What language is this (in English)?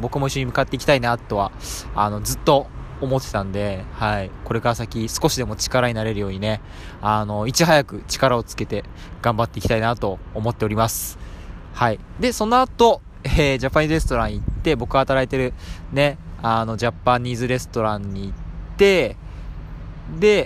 Japanese